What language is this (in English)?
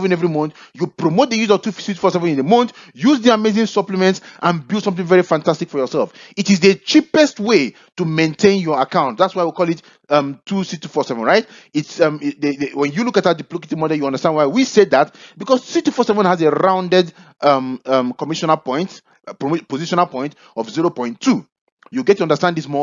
English